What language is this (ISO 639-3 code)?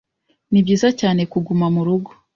kin